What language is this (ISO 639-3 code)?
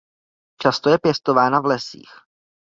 ces